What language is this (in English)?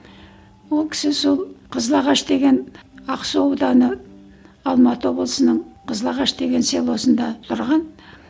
Kazakh